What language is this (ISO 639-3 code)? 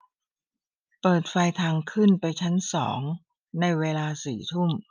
tha